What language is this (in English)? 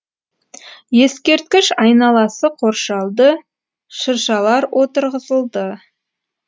Kazakh